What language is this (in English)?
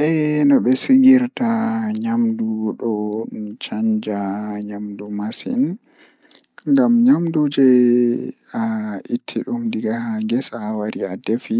Fula